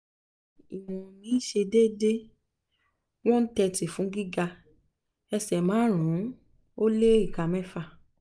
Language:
Yoruba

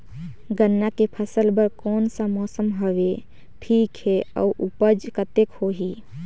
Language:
Chhattisgarhi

